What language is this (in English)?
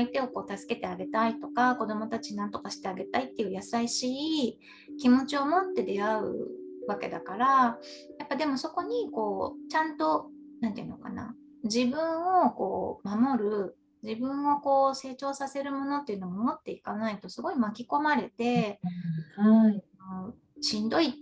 Japanese